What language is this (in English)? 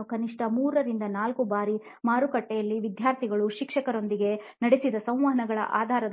Kannada